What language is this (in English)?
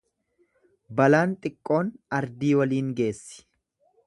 Oromo